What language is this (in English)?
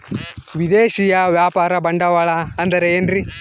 Kannada